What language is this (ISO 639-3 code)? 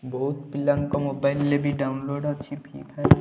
ori